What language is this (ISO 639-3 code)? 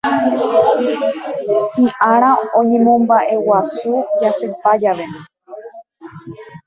grn